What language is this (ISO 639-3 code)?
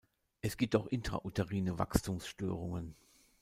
deu